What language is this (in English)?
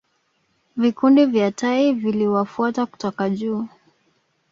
Swahili